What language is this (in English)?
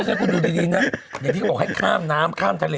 Thai